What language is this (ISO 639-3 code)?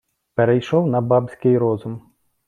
ukr